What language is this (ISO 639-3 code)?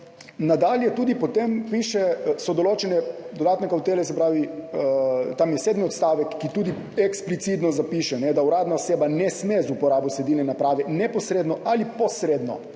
slv